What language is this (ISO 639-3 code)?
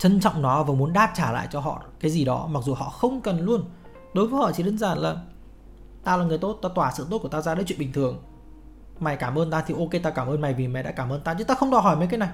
vie